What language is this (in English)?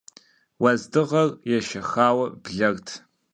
Kabardian